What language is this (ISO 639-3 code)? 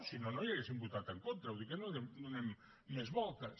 cat